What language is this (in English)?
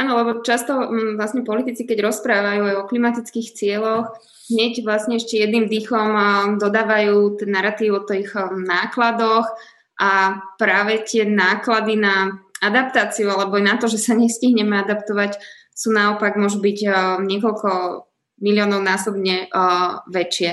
Slovak